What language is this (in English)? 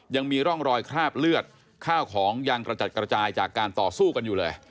Thai